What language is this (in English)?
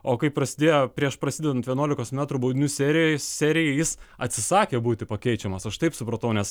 Lithuanian